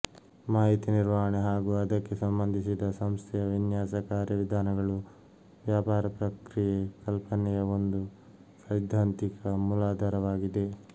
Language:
Kannada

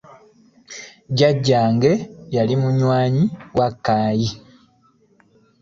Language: Ganda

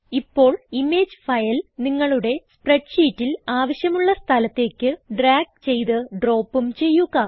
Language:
Malayalam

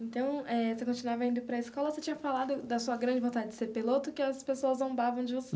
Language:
Portuguese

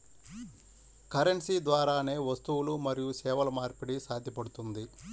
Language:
Telugu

